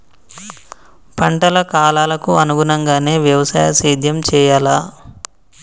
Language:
Telugu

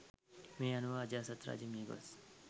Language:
Sinhala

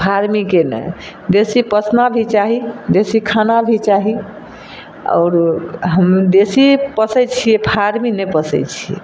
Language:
Maithili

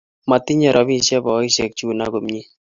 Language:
Kalenjin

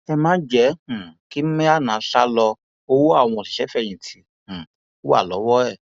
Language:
Yoruba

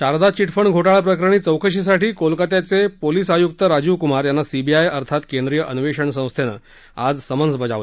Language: Marathi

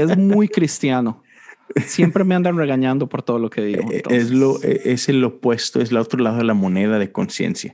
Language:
Spanish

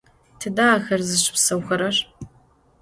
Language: Adyghe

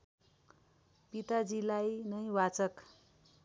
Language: Nepali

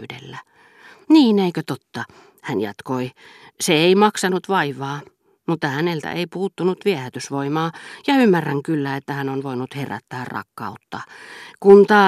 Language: Finnish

